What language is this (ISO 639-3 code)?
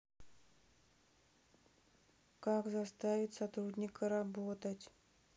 rus